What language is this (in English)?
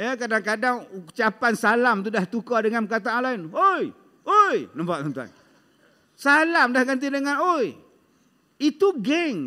Malay